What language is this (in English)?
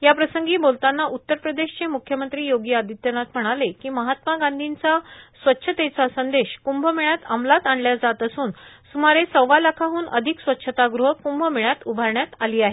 Marathi